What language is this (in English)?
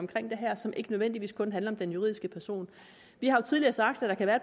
Danish